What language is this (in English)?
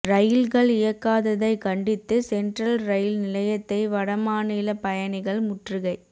Tamil